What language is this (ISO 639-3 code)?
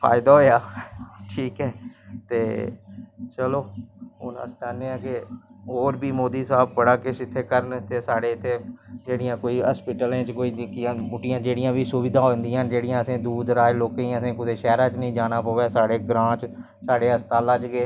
doi